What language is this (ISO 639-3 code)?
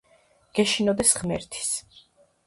kat